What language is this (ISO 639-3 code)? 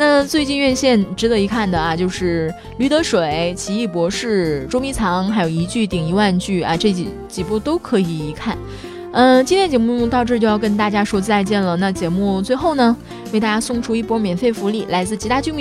zho